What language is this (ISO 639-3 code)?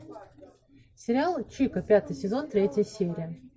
rus